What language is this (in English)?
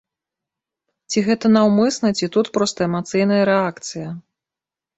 Belarusian